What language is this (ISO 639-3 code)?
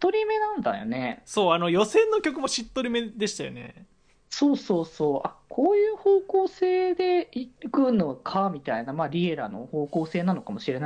jpn